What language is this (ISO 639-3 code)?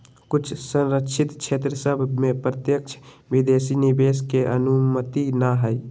mag